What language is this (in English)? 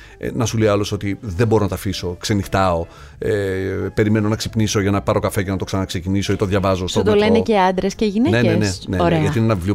Greek